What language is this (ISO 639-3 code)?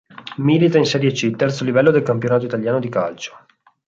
ita